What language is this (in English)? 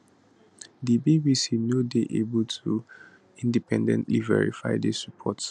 Nigerian Pidgin